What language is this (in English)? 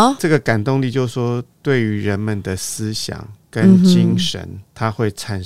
Chinese